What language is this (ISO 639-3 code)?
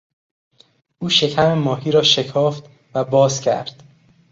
fas